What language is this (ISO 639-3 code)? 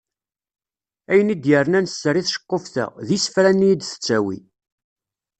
kab